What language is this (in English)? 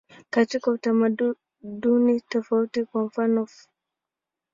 Swahili